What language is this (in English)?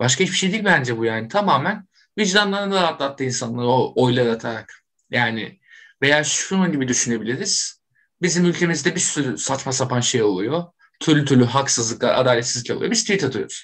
Turkish